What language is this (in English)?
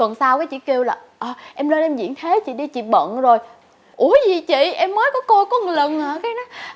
Vietnamese